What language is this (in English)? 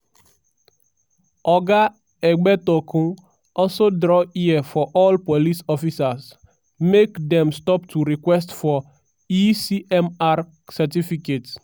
Nigerian Pidgin